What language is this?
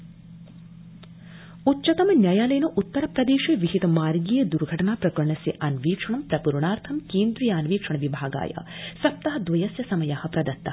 Sanskrit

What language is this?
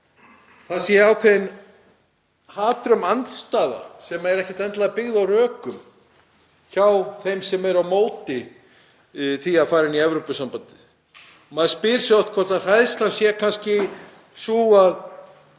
Icelandic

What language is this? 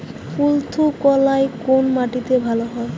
Bangla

